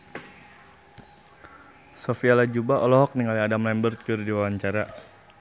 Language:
Sundanese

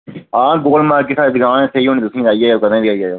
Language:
Dogri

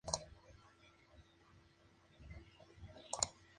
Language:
Spanish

